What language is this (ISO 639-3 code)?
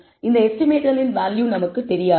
tam